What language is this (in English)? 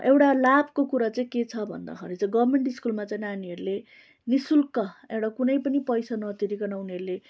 Nepali